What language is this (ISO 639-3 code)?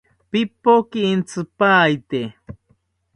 cpy